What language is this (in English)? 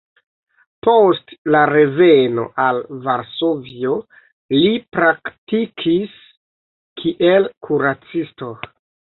Esperanto